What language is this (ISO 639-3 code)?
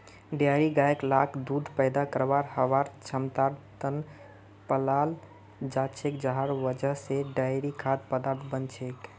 mag